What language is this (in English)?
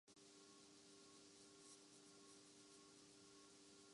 Urdu